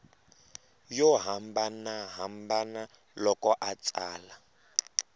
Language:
Tsonga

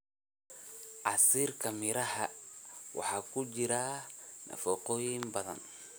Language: Somali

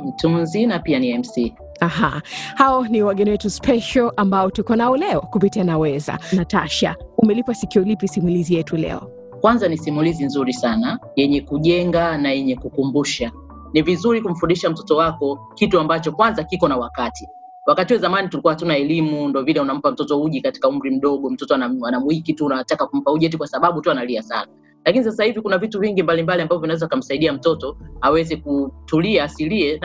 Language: Swahili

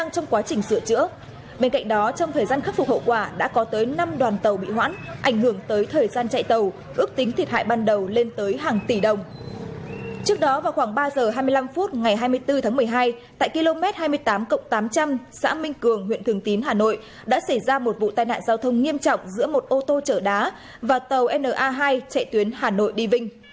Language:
Vietnamese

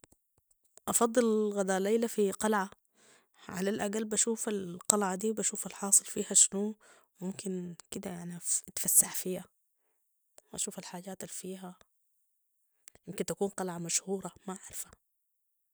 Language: Sudanese Arabic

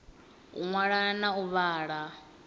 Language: Venda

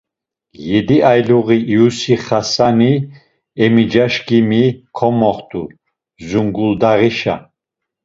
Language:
Laz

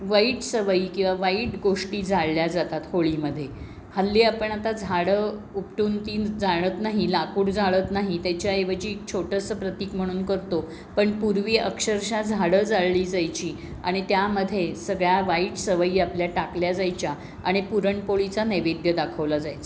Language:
Marathi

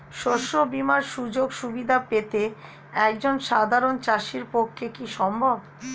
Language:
Bangla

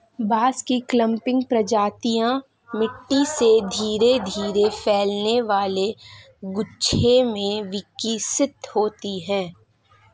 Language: Hindi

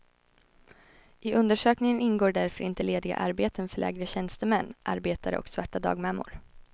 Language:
Swedish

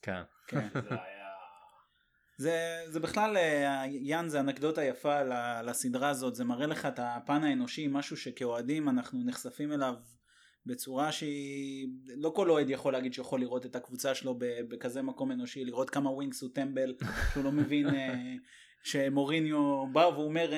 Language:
Hebrew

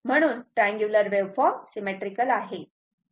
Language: Marathi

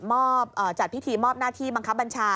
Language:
Thai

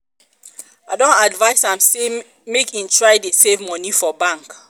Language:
Nigerian Pidgin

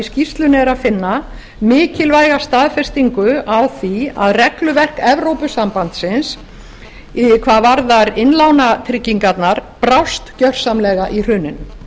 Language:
Icelandic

